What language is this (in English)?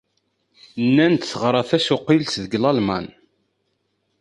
Kabyle